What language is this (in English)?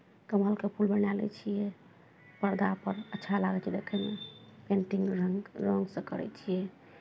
Maithili